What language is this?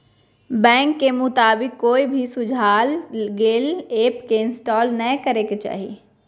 Magahi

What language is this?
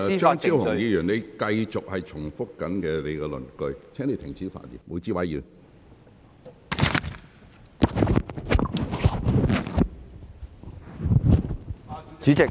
Cantonese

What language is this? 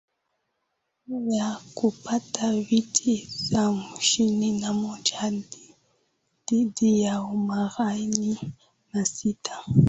Swahili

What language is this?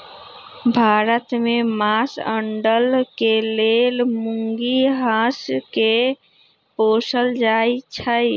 Magahi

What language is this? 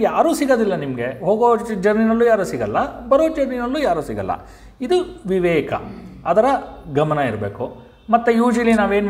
Kannada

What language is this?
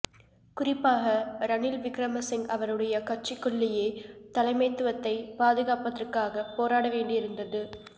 Tamil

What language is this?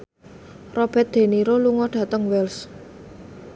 Javanese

